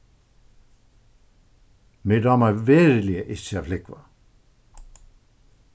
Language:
Faroese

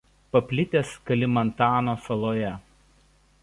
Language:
Lithuanian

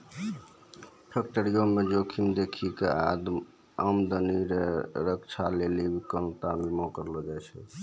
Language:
Maithili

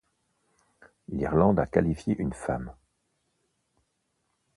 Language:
French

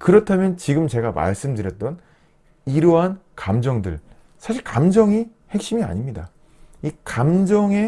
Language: Korean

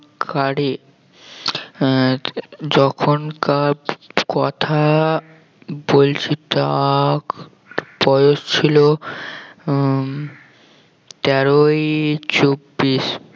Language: Bangla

